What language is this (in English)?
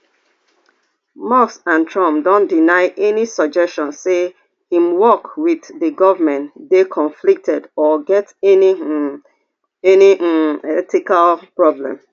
Nigerian Pidgin